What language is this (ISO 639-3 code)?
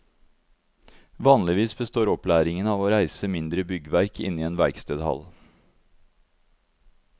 nor